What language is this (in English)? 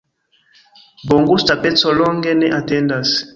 Esperanto